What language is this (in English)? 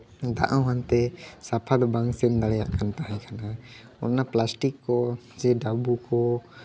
Santali